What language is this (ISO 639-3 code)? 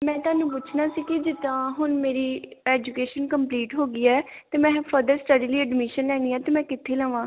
pan